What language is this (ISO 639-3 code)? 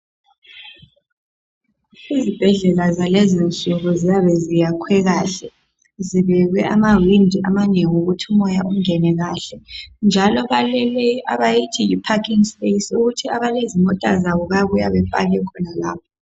nde